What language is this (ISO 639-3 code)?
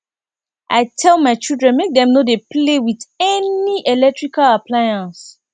pcm